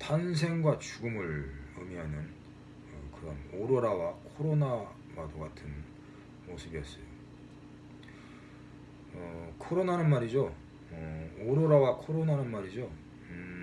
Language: Korean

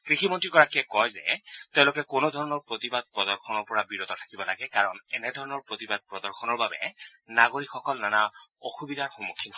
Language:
Assamese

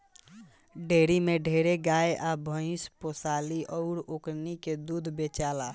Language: Bhojpuri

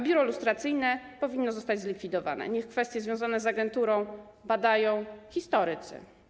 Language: Polish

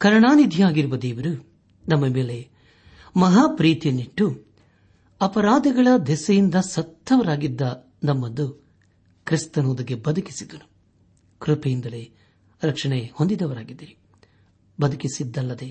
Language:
Kannada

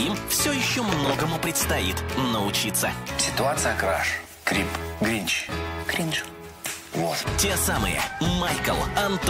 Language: Russian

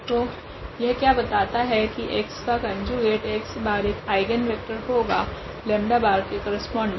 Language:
Hindi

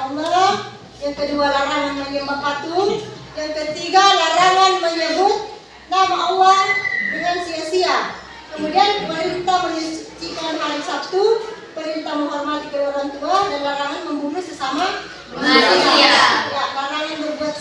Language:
Indonesian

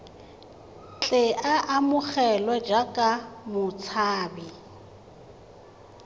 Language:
Tswana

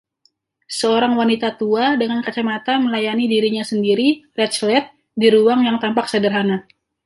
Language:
Indonesian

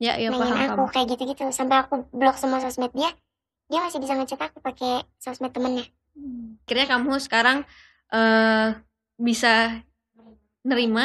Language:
Indonesian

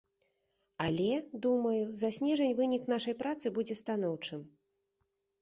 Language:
Belarusian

